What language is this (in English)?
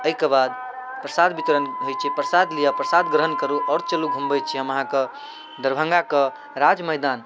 Maithili